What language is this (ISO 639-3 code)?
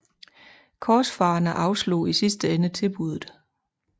dan